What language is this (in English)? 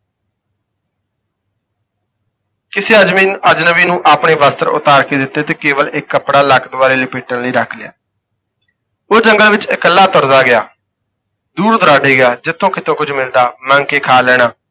Punjabi